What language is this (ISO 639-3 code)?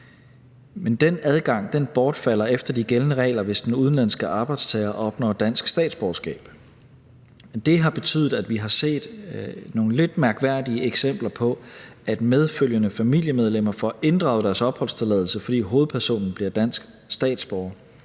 dan